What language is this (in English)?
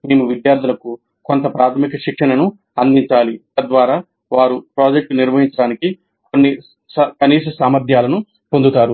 Telugu